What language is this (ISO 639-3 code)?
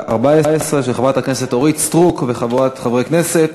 heb